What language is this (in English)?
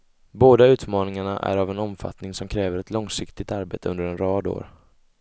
Swedish